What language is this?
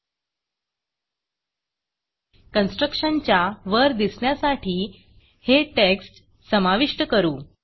Marathi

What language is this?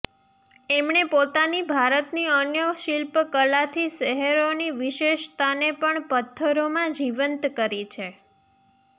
Gujarati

